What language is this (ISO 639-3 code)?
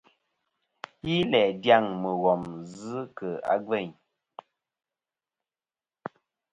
bkm